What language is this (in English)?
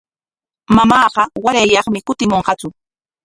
Corongo Ancash Quechua